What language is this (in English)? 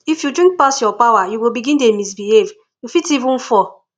Nigerian Pidgin